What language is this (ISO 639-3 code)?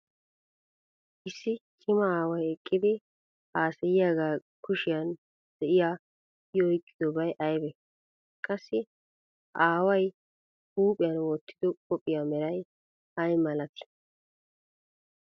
wal